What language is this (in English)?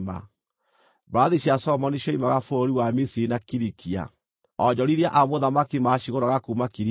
Kikuyu